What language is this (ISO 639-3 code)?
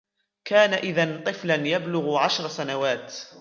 ara